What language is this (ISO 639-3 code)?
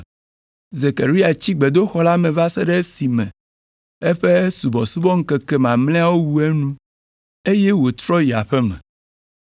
ewe